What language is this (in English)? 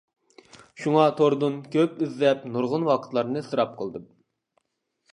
Uyghur